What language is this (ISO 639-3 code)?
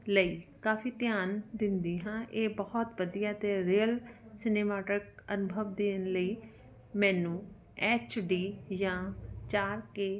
pan